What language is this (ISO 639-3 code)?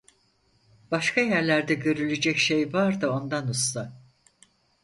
tur